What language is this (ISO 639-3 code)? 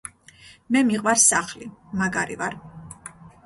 kat